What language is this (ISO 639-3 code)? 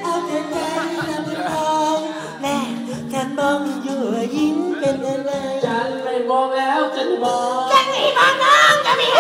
tha